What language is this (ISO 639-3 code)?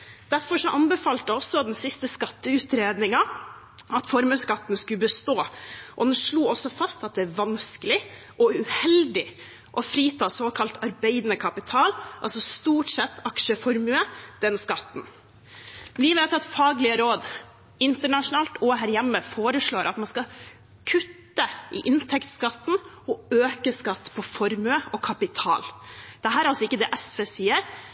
nob